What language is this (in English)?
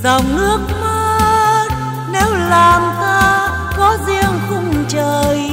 Vietnamese